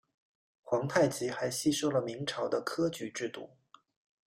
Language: Chinese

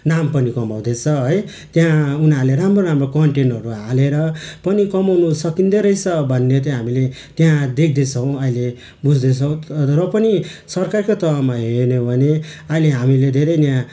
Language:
Nepali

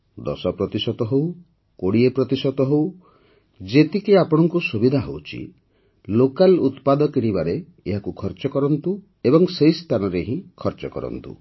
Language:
Odia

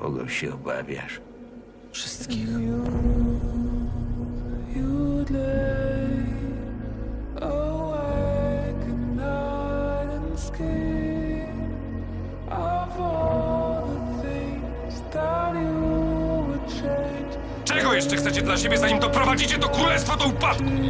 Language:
Polish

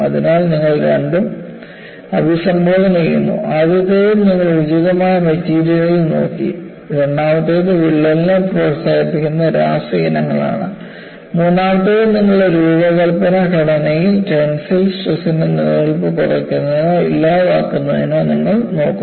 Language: Malayalam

